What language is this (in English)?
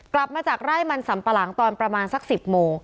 Thai